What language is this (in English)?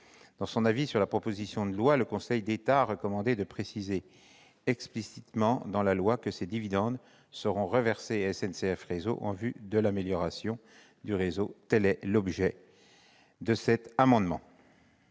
French